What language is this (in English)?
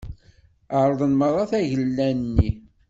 Kabyle